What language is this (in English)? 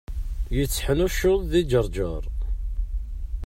Kabyle